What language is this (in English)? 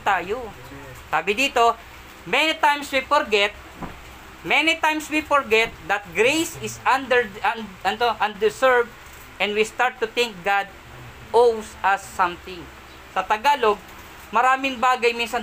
Filipino